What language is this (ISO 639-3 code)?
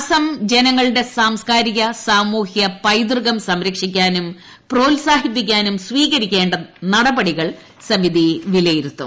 mal